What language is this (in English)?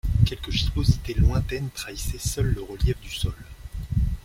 French